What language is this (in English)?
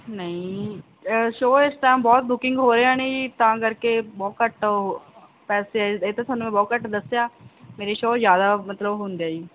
Punjabi